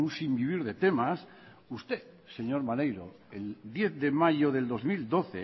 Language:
Spanish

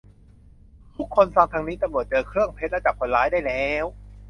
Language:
Thai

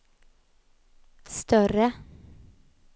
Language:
Swedish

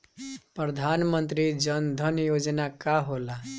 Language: Bhojpuri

